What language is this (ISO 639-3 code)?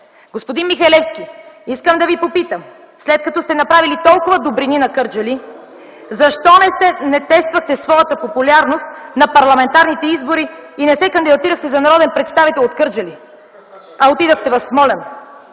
bul